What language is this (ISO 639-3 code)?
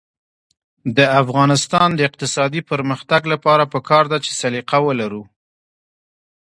pus